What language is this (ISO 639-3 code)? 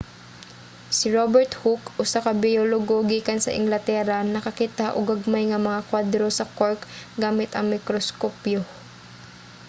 ceb